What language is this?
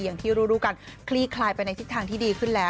Thai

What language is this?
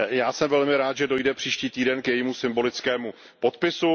Czech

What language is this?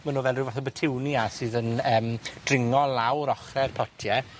Welsh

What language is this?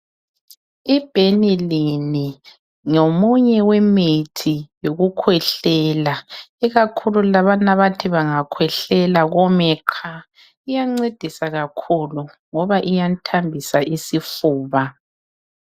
North Ndebele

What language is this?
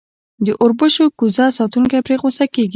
Pashto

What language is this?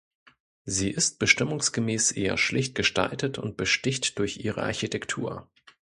German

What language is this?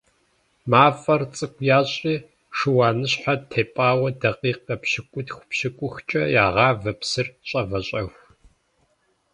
Kabardian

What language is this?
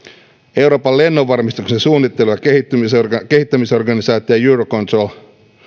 Finnish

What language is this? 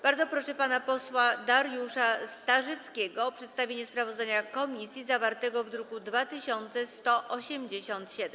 Polish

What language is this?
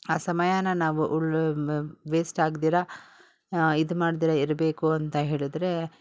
Kannada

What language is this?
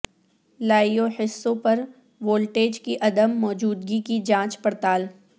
Urdu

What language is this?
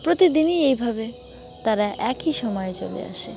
Bangla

